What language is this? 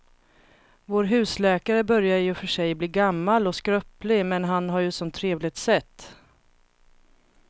Swedish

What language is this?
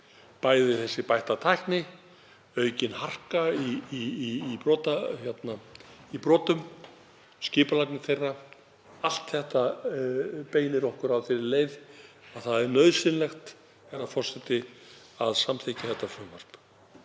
Icelandic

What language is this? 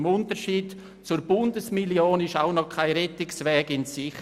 Swiss German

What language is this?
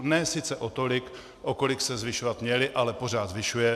Czech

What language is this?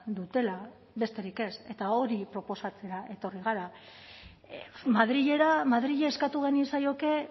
Basque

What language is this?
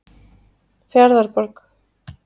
Icelandic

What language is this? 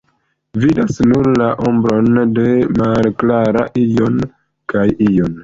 Esperanto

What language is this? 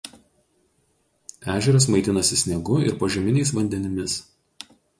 Lithuanian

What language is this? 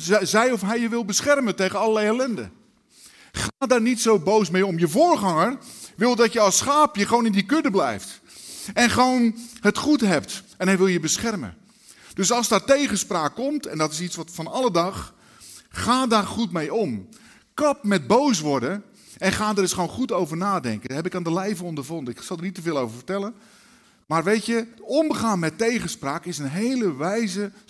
Dutch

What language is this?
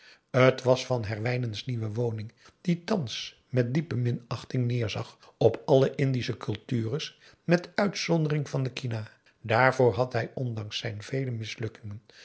Dutch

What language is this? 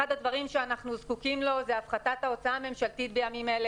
Hebrew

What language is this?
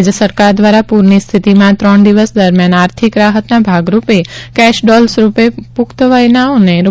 Gujarati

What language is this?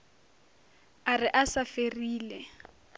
Northern Sotho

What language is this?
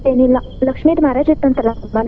Kannada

